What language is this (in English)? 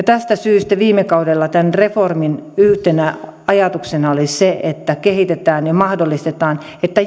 Finnish